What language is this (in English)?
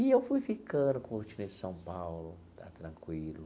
Portuguese